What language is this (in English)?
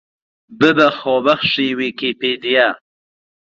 Central Kurdish